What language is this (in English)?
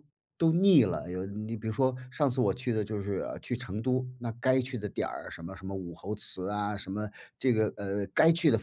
Chinese